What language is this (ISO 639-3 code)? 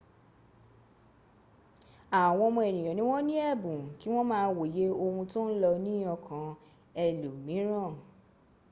yor